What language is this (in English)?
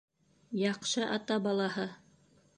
Bashkir